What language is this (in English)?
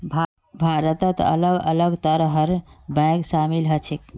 Magahi